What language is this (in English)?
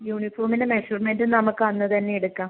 Malayalam